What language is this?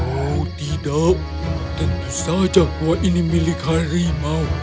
Indonesian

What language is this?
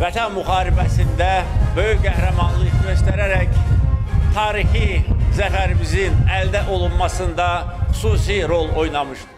Turkish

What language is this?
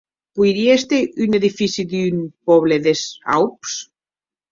Occitan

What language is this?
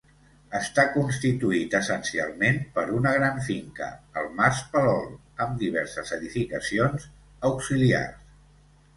Catalan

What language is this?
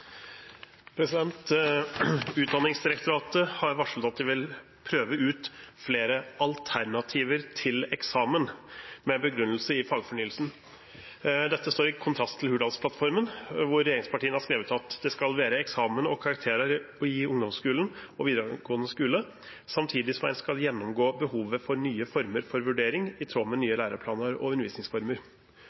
Norwegian Nynorsk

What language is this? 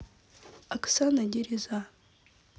Russian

